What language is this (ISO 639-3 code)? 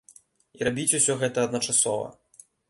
bel